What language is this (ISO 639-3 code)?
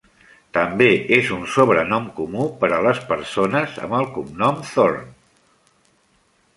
cat